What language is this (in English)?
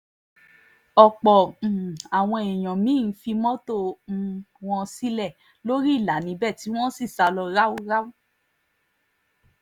Yoruba